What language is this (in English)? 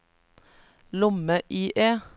Norwegian